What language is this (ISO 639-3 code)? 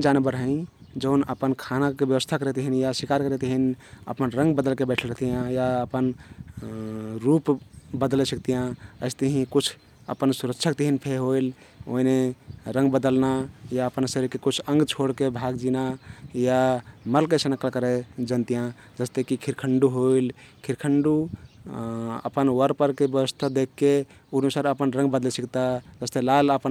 tkt